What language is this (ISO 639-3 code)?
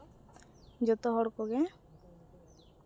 sat